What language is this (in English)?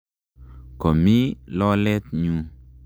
Kalenjin